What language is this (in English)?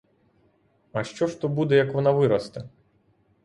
Ukrainian